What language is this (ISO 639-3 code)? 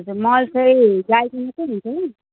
nep